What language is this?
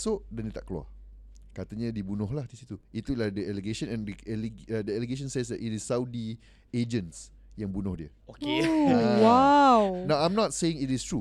Malay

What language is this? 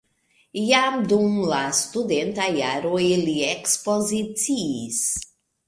Esperanto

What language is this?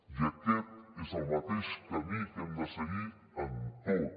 Catalan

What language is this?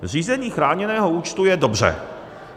Czech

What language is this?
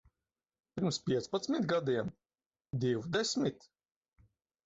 Latvian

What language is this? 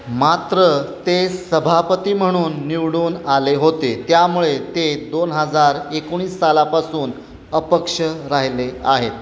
Marathi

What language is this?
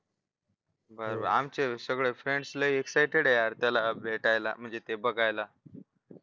Marathi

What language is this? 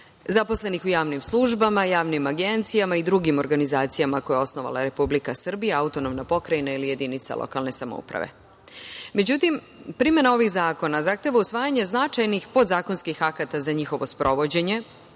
Serbian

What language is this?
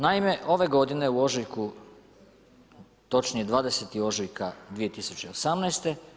Croatian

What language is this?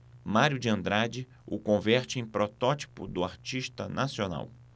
Portuguese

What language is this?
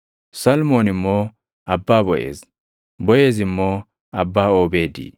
Oromo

